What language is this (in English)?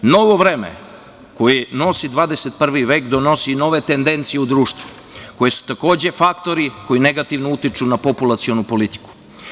Serbian